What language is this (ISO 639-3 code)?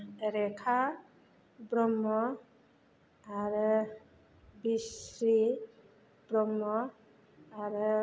brx